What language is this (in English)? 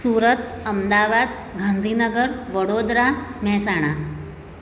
Gujarati